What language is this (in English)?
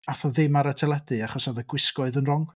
Welsh